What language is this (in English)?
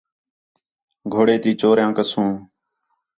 Khetrani